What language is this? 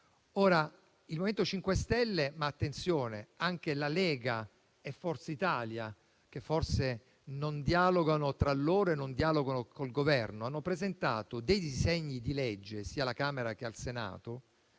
Italian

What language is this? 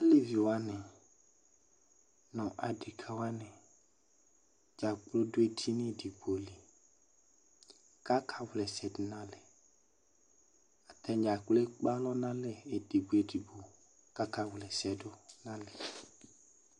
Ikposo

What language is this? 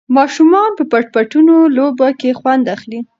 Pashto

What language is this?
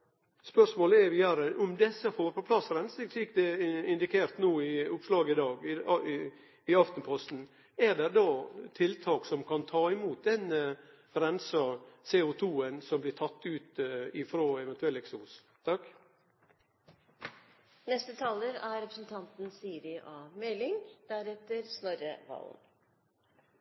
Norwegian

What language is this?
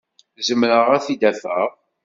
Kabyle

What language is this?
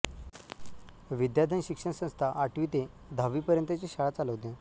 Marathi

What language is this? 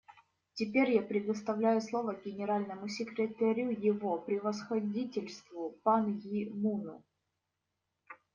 Russian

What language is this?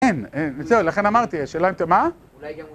Hebrew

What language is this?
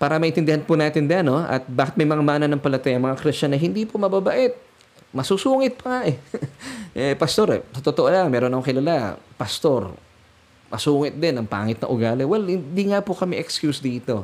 Filipino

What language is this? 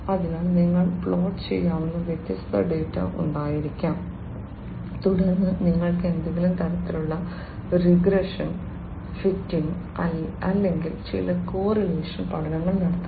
Malayalam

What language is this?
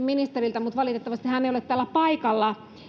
Finnish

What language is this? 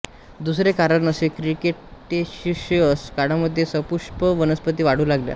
Marathi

